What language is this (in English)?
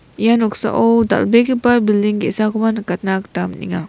Garo